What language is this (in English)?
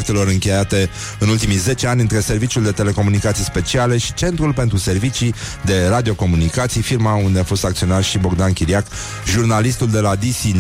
Romanian